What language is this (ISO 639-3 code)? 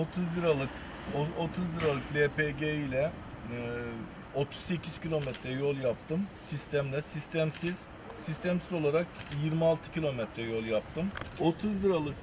tur